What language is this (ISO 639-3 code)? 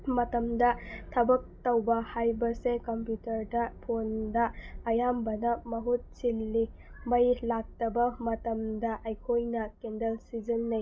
mni